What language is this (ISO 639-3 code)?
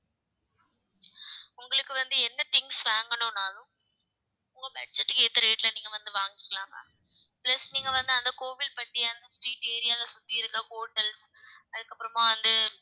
tam